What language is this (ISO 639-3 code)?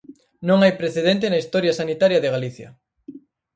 glg